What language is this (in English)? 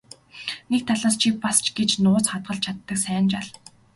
Mongolian